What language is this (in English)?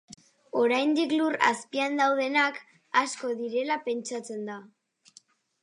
Basque